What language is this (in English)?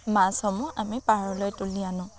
Assamese